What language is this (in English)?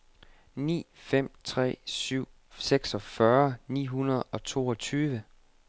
Danish